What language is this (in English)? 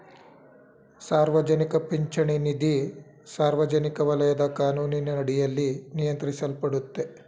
Kannada